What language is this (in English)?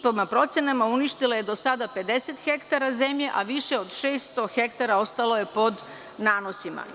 Serbian